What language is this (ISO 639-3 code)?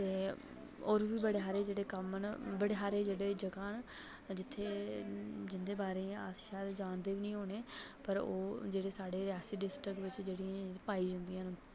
doi